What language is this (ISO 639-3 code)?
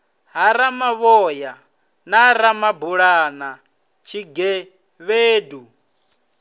ven